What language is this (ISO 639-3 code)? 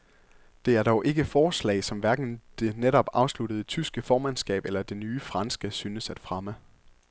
dan